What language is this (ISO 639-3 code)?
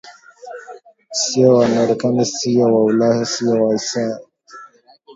swa